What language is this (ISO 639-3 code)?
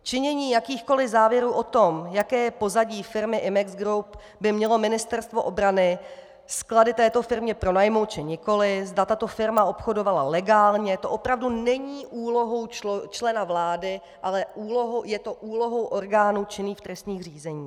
ces